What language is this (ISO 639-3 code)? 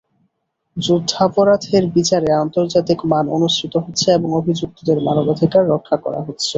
ben